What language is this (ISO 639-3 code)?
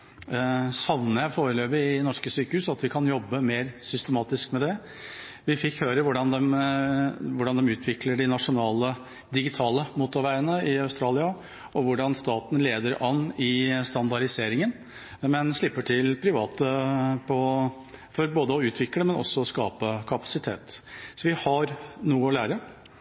nob